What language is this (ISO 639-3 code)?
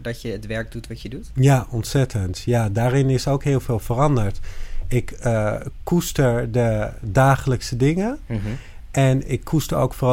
nld